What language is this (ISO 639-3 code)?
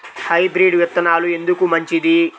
tel